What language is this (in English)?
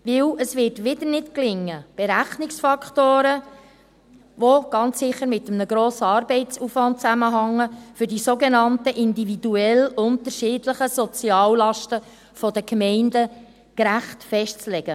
Swiss German